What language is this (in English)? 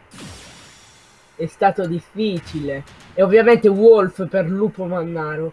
Italian